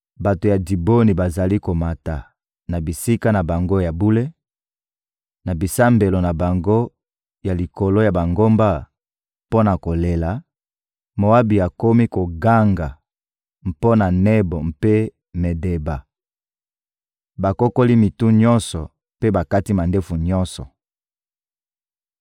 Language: Lingala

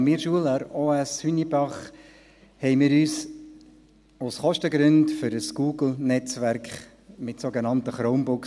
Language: Swiss German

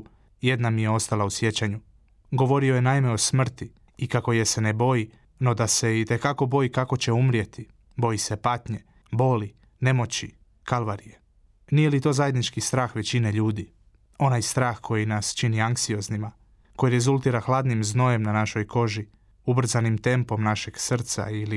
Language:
Croatian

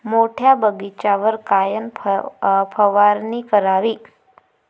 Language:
Marathi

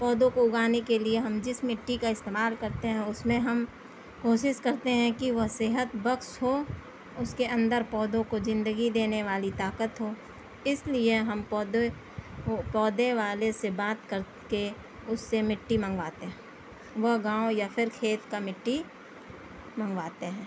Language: Urdu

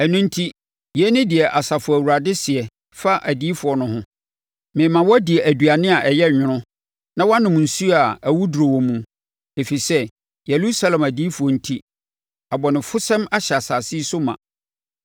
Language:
Akan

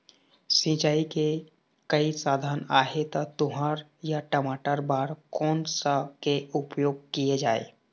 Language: Chhattisgarhi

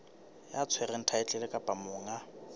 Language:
Southern Sotho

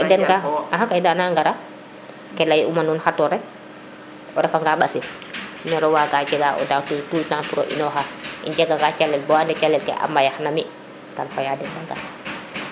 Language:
Serer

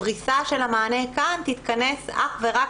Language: Hebrew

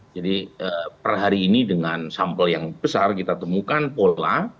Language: Indonesian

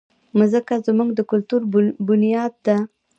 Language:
Pashto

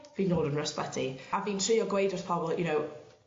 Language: Welsh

